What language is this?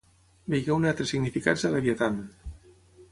Catalan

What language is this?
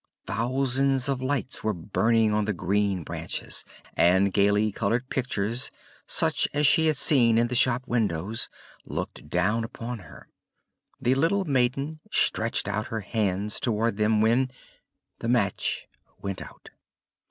English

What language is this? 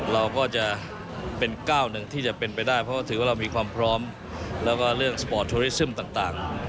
Thai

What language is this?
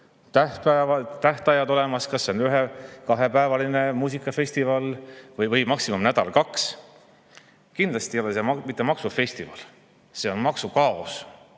Estonian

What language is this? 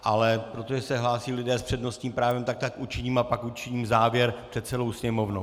Czech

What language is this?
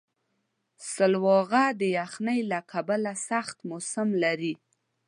Pashto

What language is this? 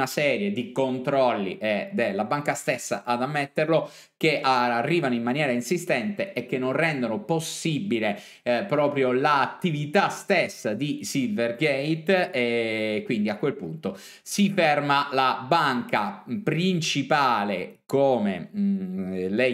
Italian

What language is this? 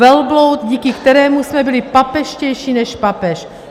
Czech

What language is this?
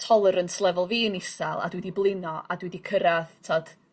Welsh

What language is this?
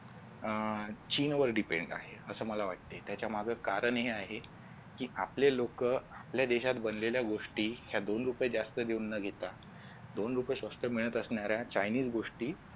Marathi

